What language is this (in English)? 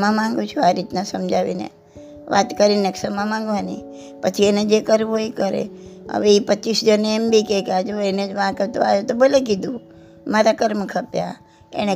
Gujarati